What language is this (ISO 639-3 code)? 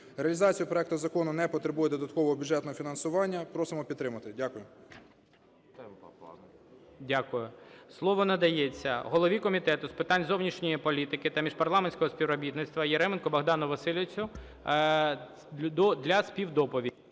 ukr